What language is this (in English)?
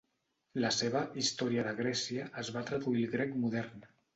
Catalan